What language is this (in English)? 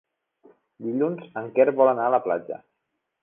Catalan